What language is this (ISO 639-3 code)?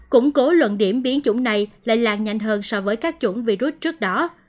vie